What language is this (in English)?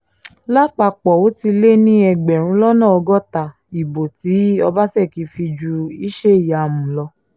Yoruba